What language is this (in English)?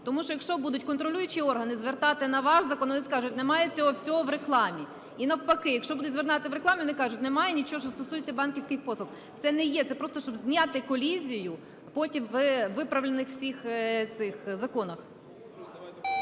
Ukrainian